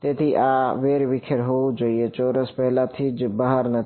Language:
Gujarati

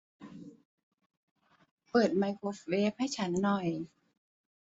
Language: Thai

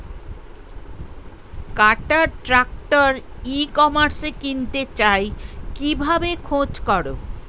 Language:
Bangla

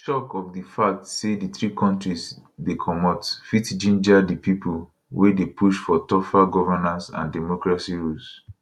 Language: Nigerian Pidgin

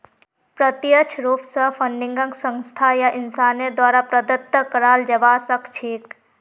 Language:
Magahi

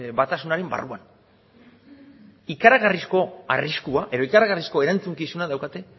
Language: Basque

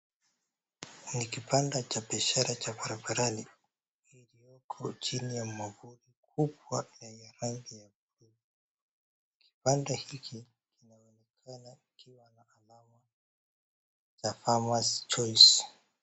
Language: Swahili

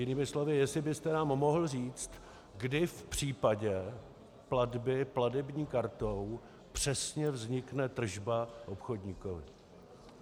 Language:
Czech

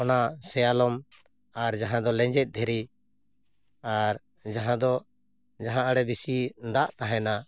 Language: Santali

